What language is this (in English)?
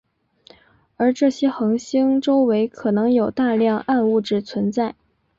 Chinese